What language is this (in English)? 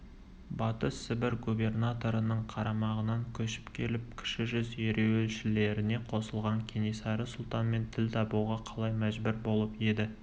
Kazakh